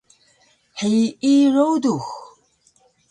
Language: Taroko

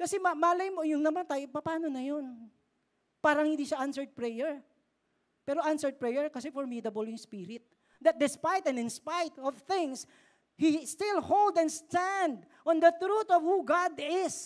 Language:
Filipino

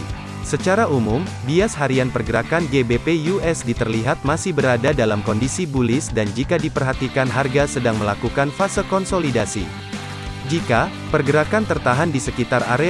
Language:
Indonesian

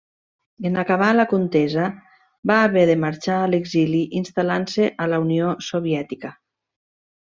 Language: Catalan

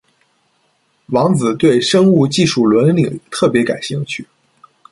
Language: Chinese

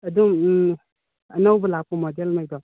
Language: Manipuri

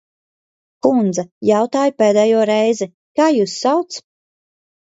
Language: Latvian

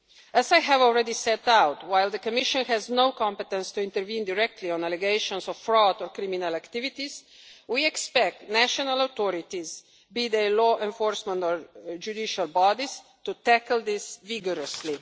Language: English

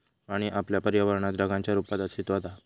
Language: Marathi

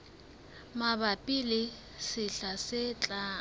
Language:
Southern Sotho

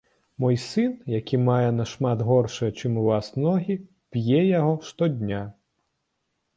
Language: Belarusian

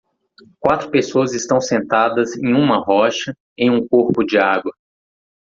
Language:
Portuguese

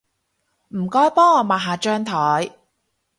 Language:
Cantonese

